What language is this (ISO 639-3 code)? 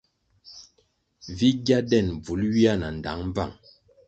nmg